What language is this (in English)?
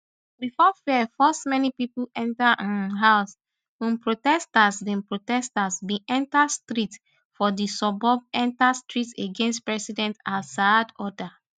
Nigerian Pidgin